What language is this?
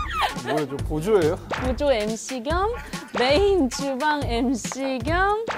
Korean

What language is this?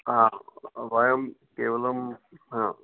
Sanskrit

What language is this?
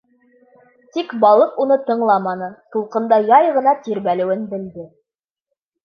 Bashkir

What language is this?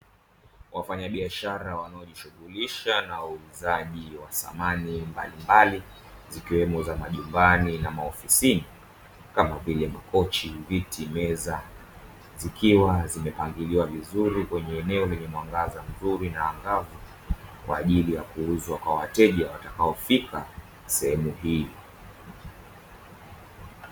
Swahili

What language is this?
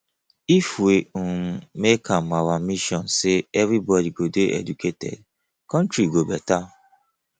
Nigerian Pidgin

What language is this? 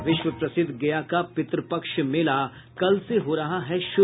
Hindi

